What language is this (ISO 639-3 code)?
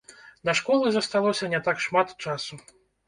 bel